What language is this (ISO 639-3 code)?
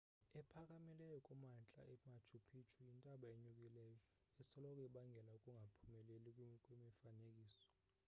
xho